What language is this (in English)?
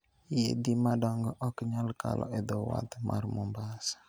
Luo (Kenya and Tanzania)